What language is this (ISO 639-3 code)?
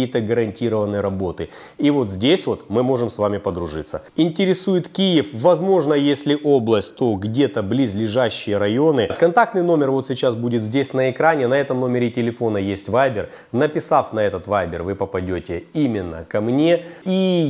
rus